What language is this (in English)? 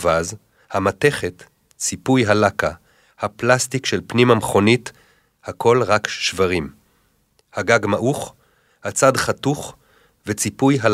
Hebrew